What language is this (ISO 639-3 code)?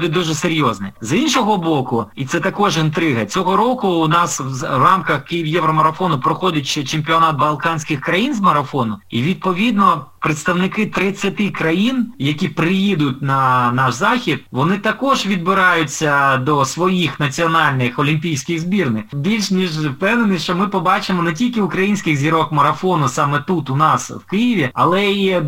ukr